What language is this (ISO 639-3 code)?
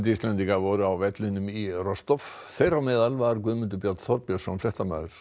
isl